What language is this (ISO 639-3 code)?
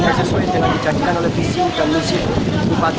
ind